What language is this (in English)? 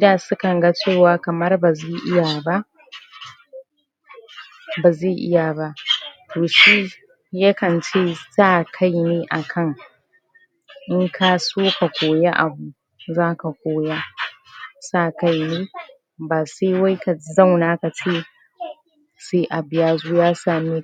Hausa